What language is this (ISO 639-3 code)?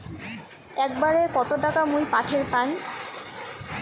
ben